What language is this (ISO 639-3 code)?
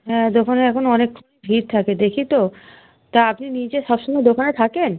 ben